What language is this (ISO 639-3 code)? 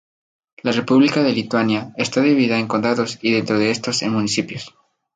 spa